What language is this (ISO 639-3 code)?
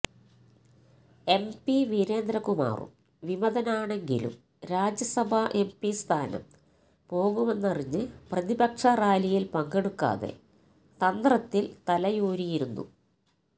mal